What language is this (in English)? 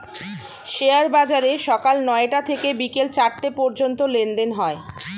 Bangla